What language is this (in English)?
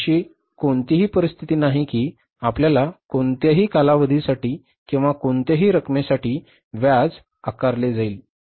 Marathi